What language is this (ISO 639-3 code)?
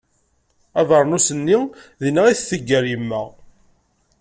kab